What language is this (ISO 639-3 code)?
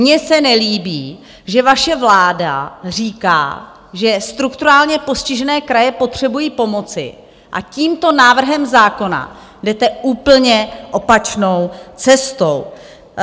ces